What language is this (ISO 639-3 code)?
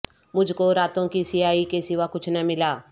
urd